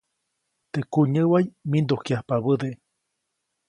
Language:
Copainalá Zoque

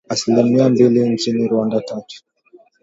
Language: Swahili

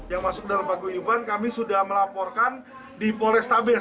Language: Indonesian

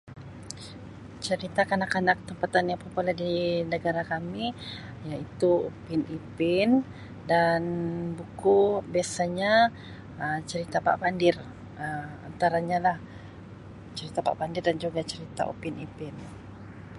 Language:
Sabah Malay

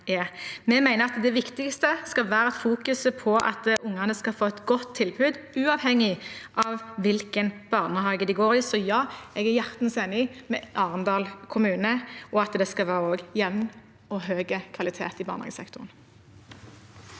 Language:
Norwegian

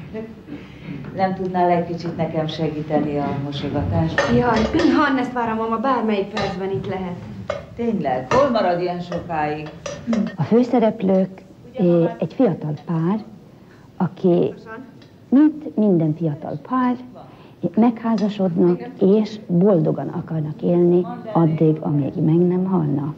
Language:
Hungarian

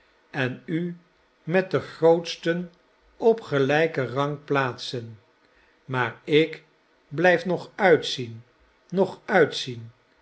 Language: Dutch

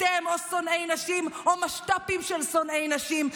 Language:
Hebrew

